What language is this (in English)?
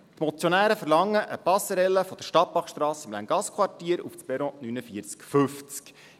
Swiss German